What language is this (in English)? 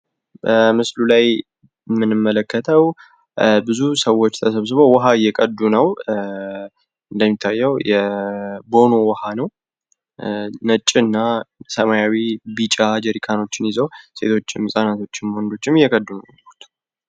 Amharic